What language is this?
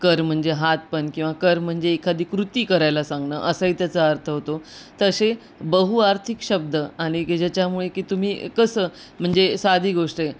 Marathi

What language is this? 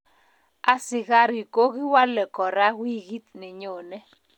Kalenjin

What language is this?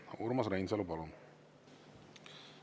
Estonian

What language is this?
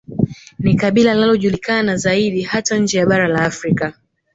Swahili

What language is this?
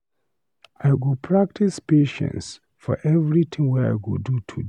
Nigerian Pidgin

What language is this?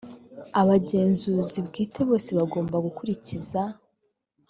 Kinyarwanda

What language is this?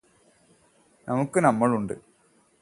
Malayalam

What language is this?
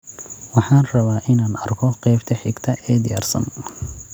Somali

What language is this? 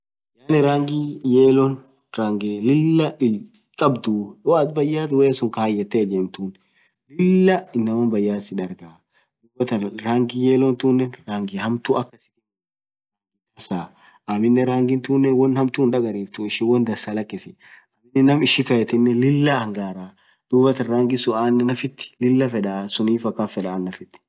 Orma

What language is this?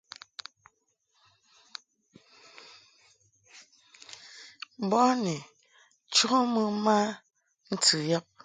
Mungaka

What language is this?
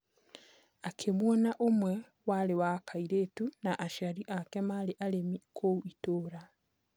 Kikuyu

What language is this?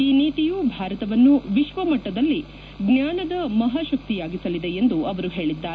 Kannada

